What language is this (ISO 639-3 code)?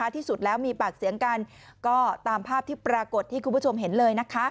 tha